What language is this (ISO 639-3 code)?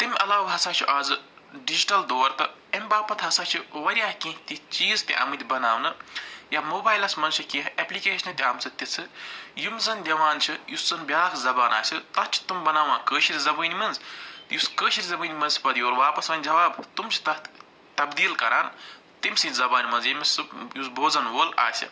kas